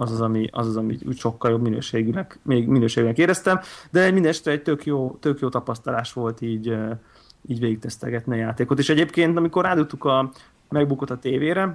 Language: Hungarian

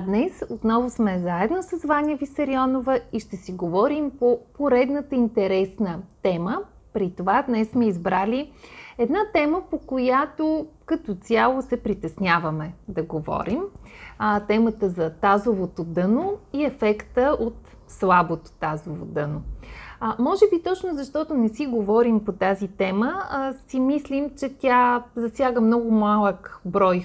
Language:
Bulgarian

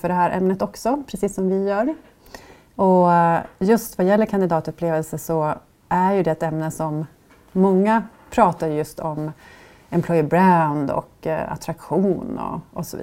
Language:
Swedish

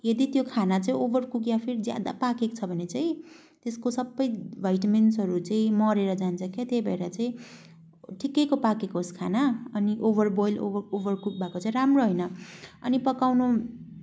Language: Nepali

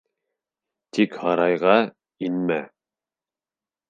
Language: Bashkir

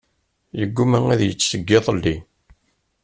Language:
Kabyle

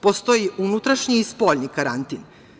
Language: Serbian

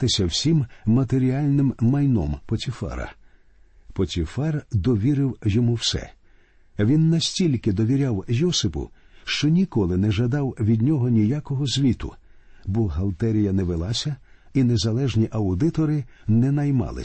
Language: Ukrainian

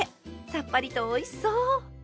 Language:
Japanese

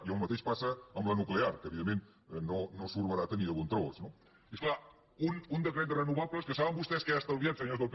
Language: Catalan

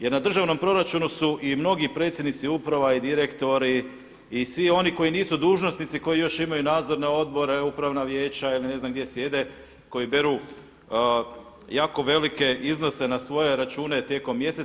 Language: Croatian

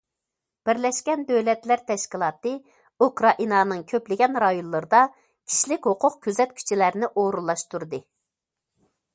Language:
Uyghur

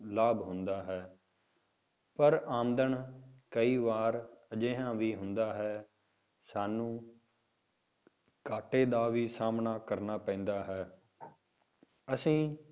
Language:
Punjabi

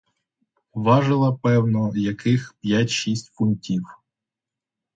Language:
Ukrainian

